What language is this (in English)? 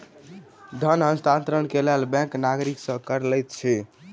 Maithili